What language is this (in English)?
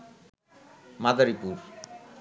Bangla